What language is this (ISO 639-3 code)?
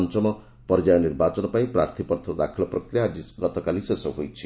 ori